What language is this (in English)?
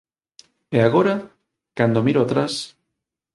Galician